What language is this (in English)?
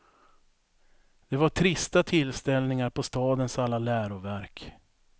Swedish